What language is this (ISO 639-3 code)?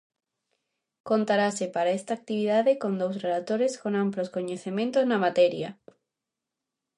glg